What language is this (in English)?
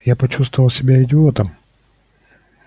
Russian